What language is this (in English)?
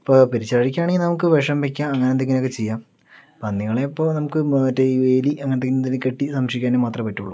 Malayalam